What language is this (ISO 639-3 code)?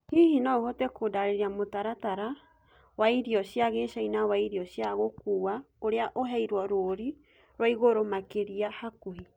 kik